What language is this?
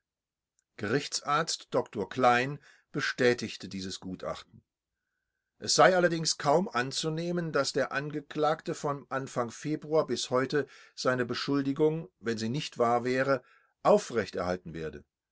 German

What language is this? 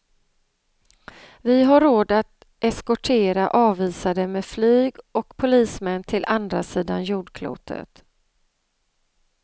Swedish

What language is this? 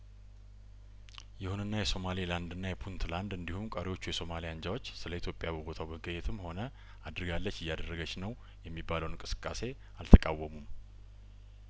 Amharic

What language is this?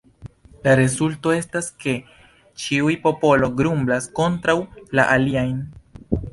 Esperanto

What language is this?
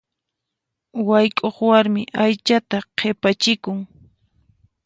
Puno Quechua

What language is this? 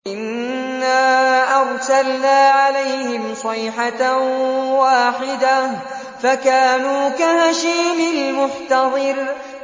Arabic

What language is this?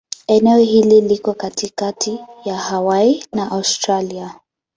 Swahili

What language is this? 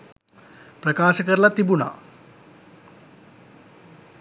Sinhala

